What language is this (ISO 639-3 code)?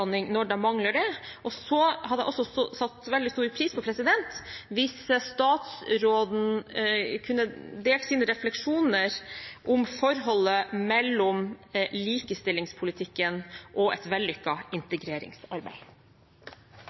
nob